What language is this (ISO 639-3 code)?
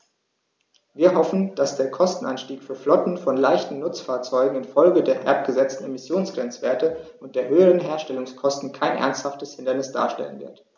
deu